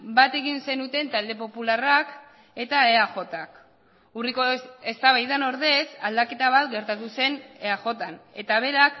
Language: Basque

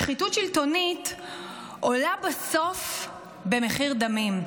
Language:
Hebrew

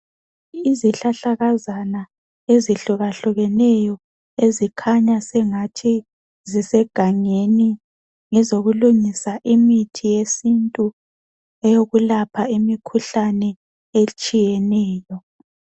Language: North Ndebele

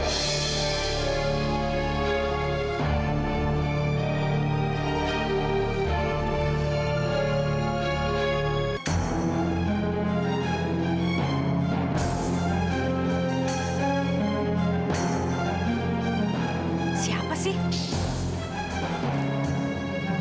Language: Indonesian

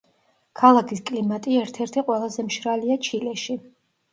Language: Georgian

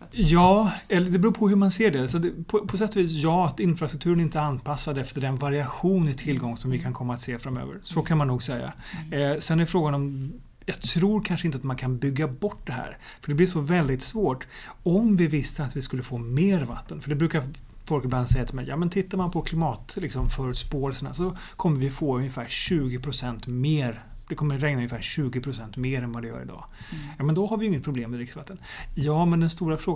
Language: Swedish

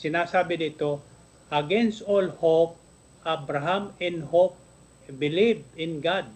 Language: Filipino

